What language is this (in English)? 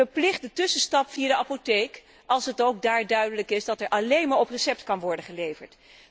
Dutch